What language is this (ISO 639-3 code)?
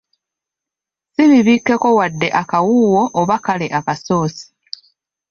lug